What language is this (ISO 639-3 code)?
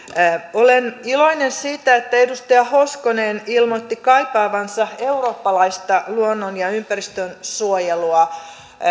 fin